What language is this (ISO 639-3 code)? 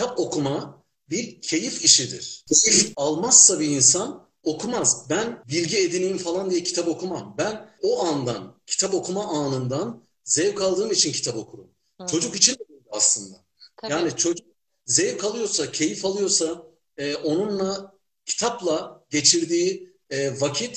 tur